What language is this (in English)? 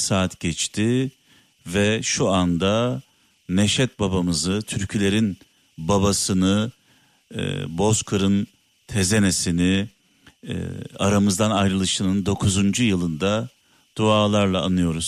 Turkish